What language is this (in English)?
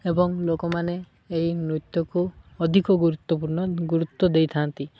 Odia